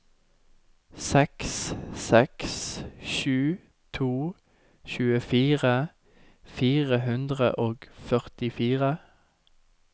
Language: Norwegian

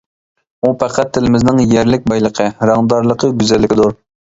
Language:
Uyghur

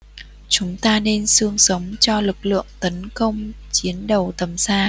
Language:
Vietnamese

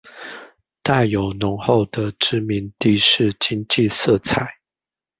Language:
Chinese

